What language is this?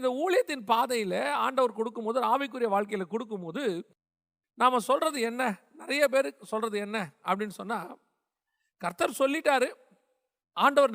Tamil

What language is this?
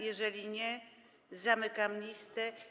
Polish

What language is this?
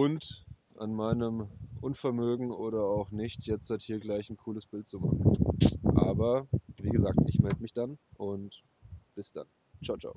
German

